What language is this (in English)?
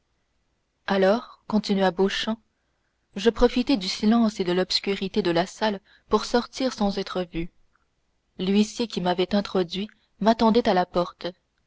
French